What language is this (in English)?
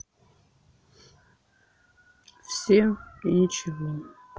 Russian